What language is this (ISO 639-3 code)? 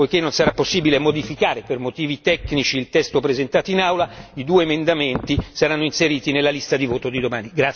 ita